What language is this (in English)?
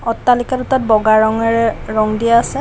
Assamese